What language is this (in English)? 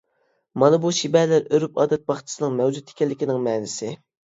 Uyghur